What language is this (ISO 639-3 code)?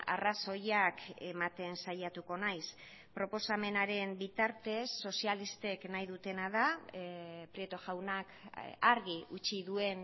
eus